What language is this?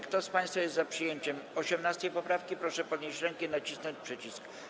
Polish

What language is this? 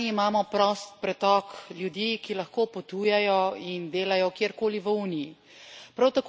Slovenian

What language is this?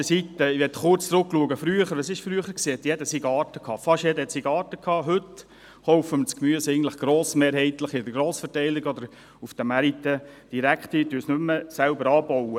Swiss German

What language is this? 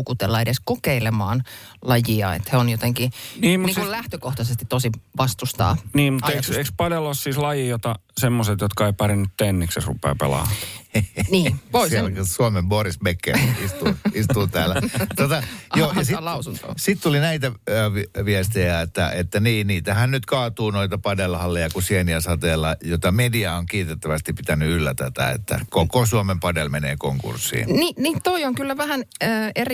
Finnish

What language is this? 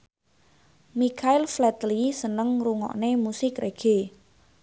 Javanese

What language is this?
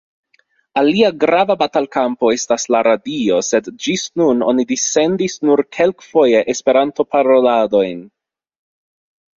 Esperanto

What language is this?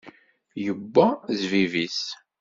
Kabyle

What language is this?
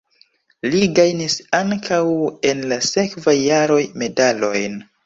Esperanto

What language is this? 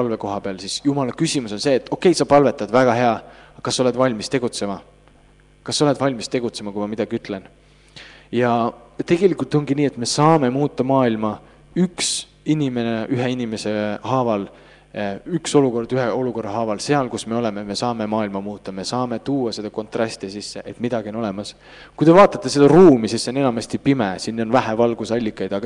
Finnish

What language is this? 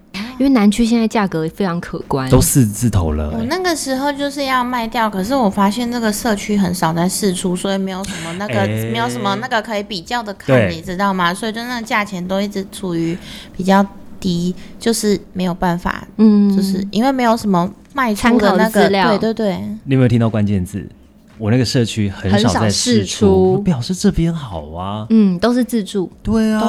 Chinese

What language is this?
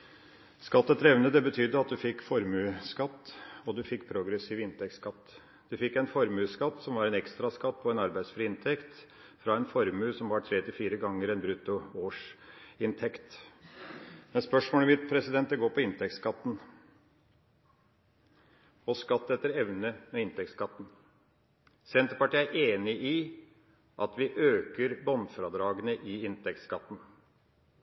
Norwegian Bokmål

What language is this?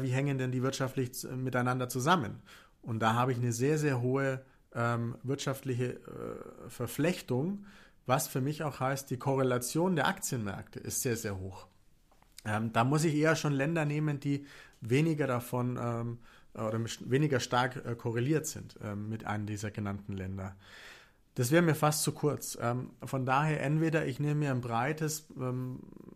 German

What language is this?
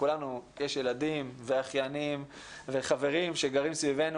Hebrew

